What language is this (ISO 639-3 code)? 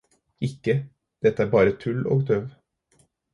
nob